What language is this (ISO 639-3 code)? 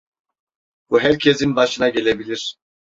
tur